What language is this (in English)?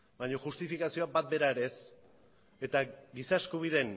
Basque